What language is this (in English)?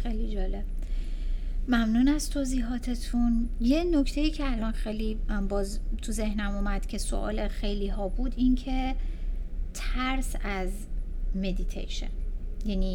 Persian